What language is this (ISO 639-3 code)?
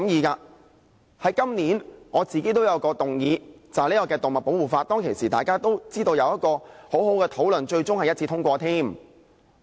yue